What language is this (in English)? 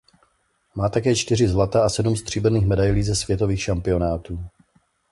Czech